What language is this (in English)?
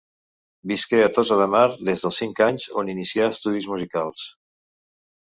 Catalan